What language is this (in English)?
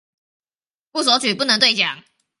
Chinese